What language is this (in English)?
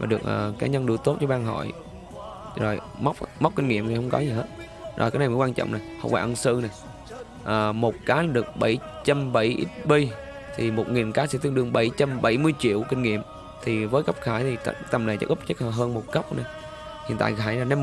Vietnamese